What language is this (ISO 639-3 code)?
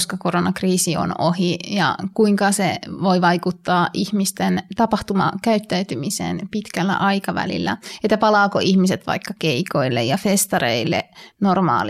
fin